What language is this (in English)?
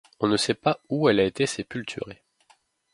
French